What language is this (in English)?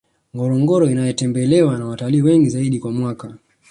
Swahili